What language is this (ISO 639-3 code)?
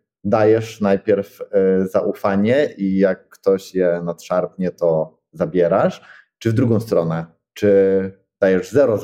pol